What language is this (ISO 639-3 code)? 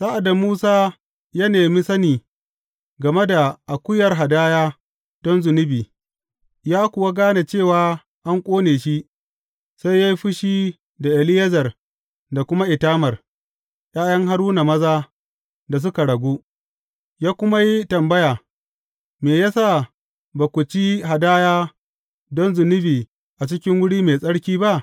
hau